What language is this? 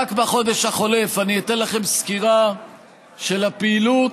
Hebrew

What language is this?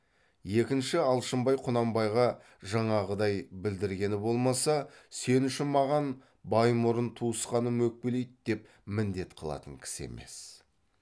Kazakh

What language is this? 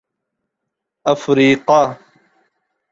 Urdu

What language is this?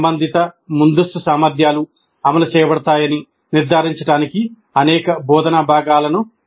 Telugu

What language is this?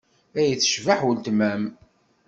Kabyle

